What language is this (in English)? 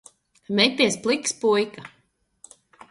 Latvian